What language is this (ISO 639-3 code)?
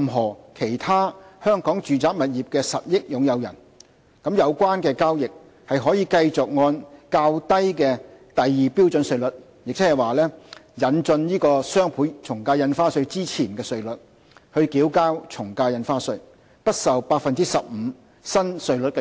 yue